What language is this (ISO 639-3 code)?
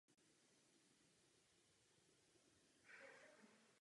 ces